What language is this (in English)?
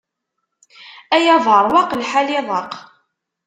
Kabyle